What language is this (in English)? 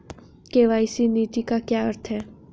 Hindi